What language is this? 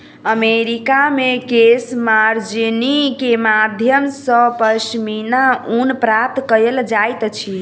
Maithili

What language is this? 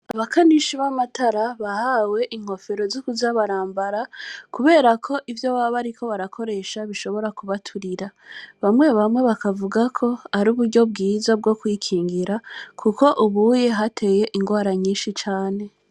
Rundi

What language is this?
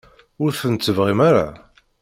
Kabyle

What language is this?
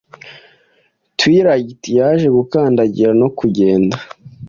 Kinyarwanda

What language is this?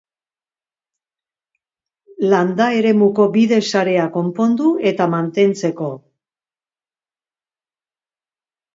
Basque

